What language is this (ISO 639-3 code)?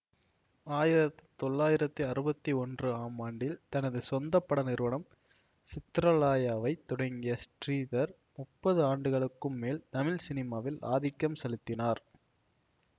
tam